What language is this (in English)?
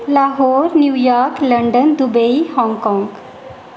Dogri